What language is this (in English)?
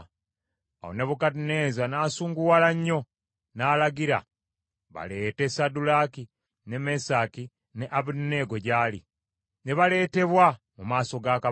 Ganda